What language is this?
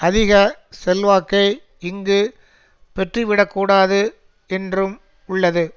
Tamil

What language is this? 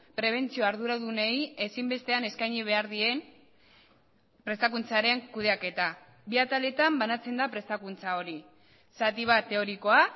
Basque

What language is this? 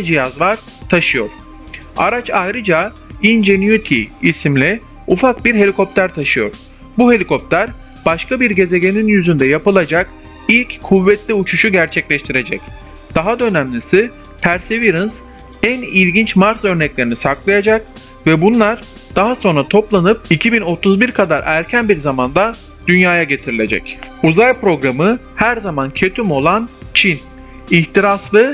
Turkish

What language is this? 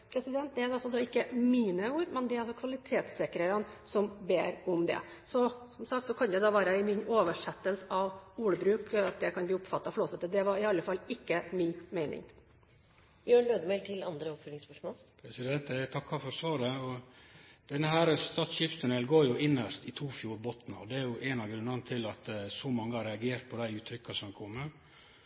Norwegian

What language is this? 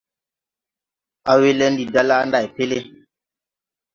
Tupuri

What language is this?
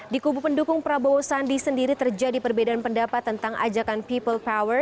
Indonesian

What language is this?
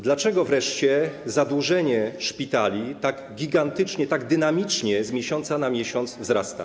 Polish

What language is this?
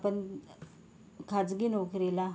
Marathi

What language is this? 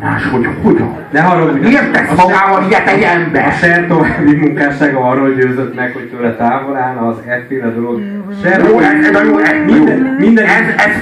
Hungarian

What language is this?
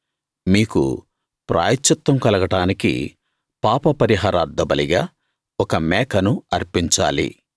Telugu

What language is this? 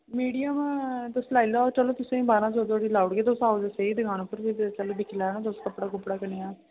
Dogri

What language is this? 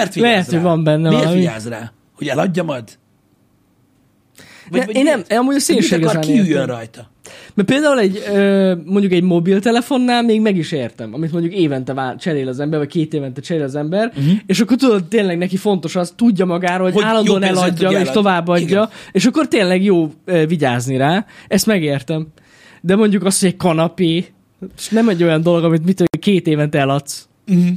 Hungarian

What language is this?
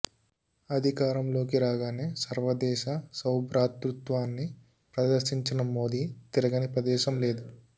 Telugu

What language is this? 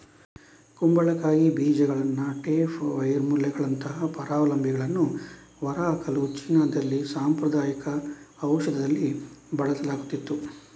Kannada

